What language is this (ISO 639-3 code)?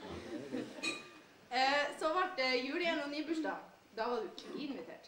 nor